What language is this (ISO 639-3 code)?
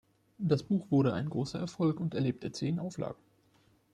deu